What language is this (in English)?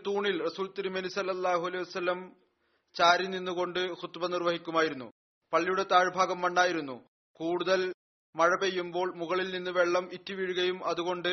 Malayalam